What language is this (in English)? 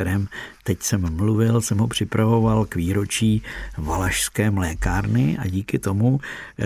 Czech